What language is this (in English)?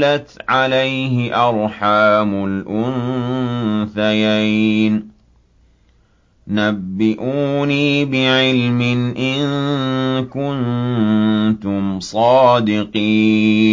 Arabic